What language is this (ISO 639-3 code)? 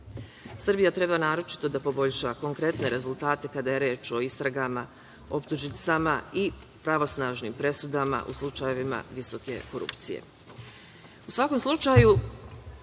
srp